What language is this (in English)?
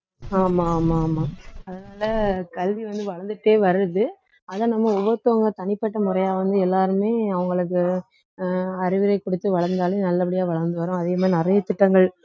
Tamil